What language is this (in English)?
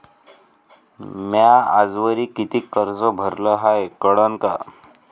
Marathi